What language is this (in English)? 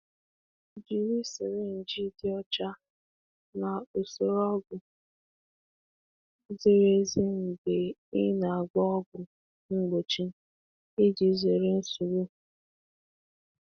Igbo